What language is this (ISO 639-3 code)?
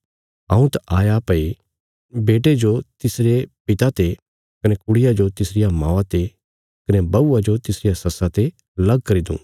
kfs